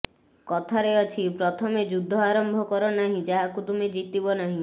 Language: Odia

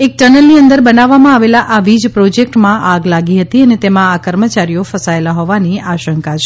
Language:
Gujarati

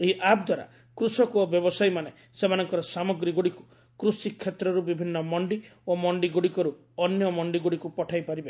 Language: Odia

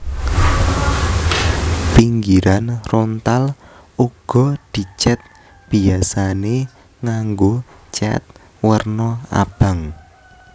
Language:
Javanese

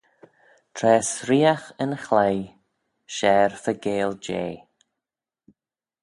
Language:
Manx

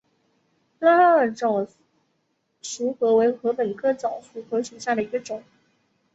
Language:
Chinese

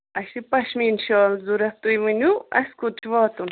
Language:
Kashmiri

